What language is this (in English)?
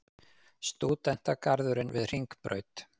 Icelandic